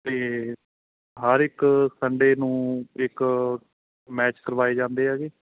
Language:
Punjabi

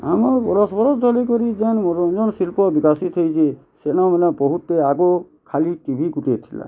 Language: Odia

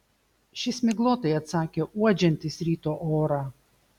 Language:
Lithuanian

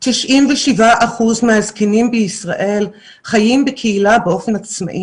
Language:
Hebrew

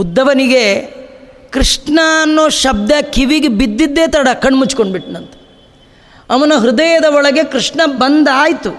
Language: Kannada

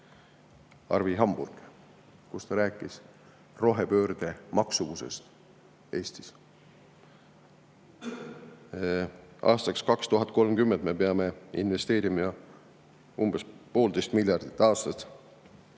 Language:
Estonian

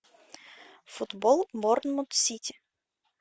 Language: Russian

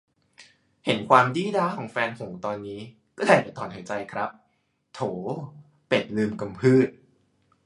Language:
Thai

